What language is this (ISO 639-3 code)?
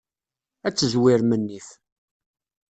kab